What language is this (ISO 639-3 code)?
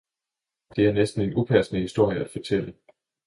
dan